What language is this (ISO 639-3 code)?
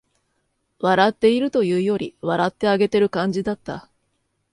jpn